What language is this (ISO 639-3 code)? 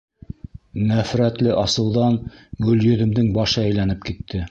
bak